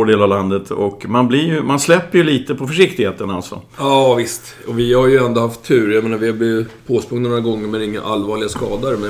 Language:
Swedish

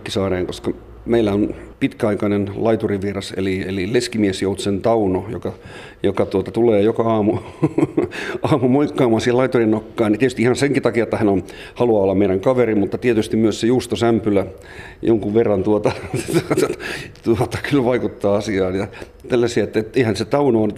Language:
Finnish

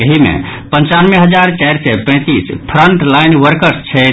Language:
Maithili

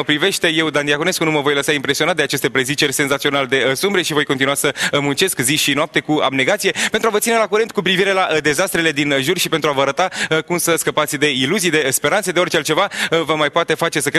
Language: Romanian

